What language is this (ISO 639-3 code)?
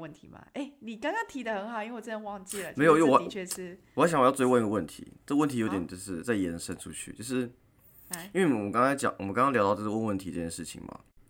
zho